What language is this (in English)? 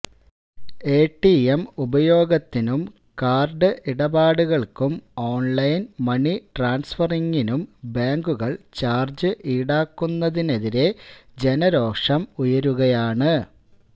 Malayalam